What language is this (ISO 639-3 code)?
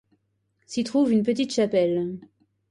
fra